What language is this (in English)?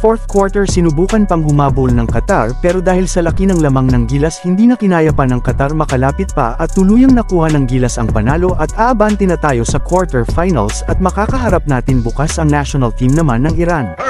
Filipino